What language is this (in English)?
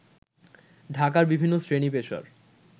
Bangla